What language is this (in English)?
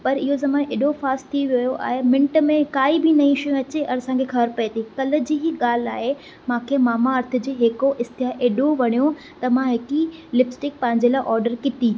Sindhi